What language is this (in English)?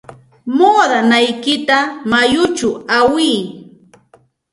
Santa Ana de Tusi Pasco Quechua